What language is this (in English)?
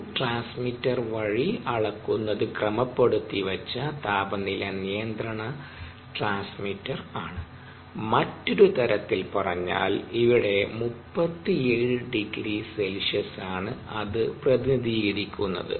Malayalam